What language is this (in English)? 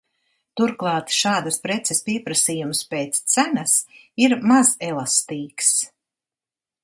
Latvian